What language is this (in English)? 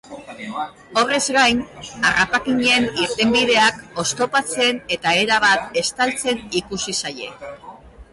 Basque